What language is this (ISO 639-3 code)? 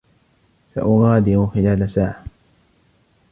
ara